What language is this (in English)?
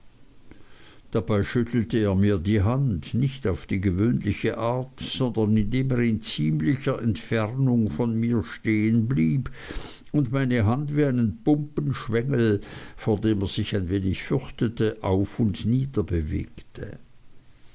German